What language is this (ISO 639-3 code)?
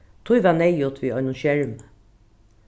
fao